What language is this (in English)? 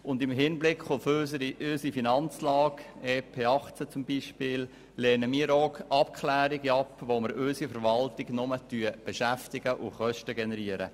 Swiss German